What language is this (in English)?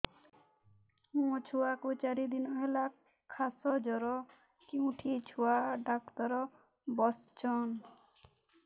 Odia